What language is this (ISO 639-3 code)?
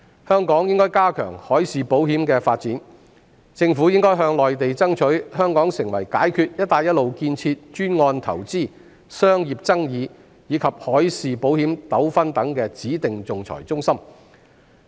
yue